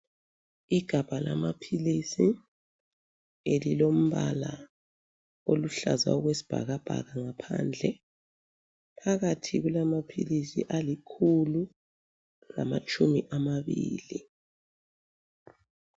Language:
North Ndebele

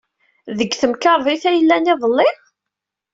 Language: Kabyle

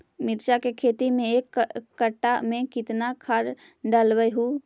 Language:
Magahi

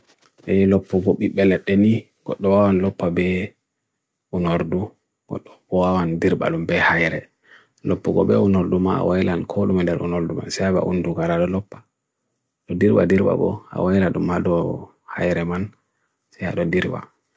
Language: Bagirmi Fulfulde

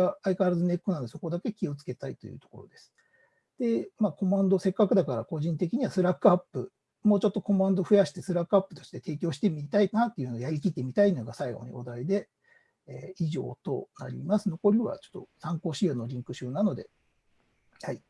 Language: Japanese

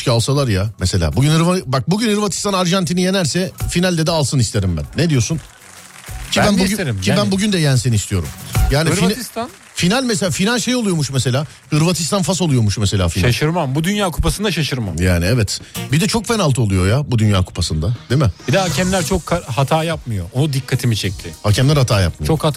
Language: Turkish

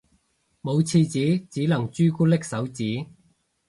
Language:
Cantonese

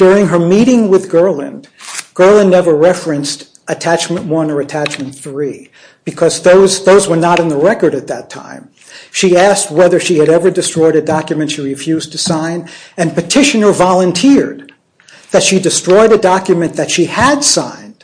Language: English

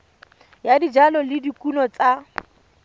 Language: Tswana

